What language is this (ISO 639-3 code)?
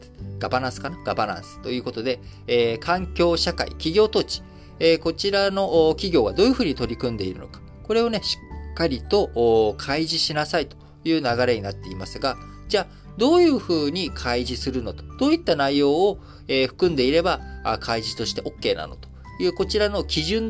jpn